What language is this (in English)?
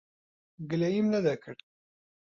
Central Kurdish